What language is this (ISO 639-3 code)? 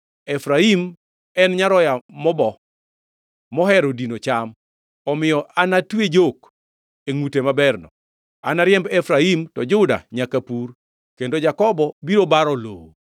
luo